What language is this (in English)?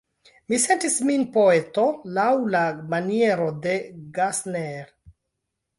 Esperanto